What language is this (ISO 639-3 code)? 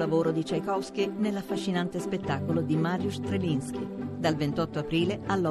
ita